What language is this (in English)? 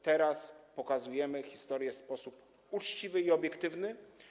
Polish